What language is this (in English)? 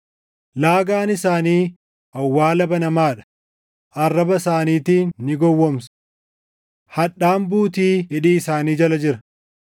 Oromo